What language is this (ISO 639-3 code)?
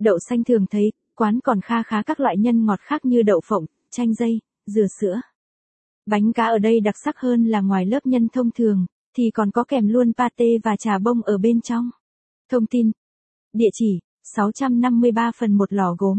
vie